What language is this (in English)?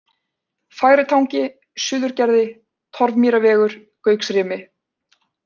Icelandic